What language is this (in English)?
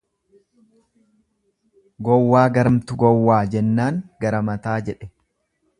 Oromo